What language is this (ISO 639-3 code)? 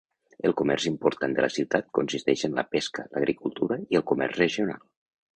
cat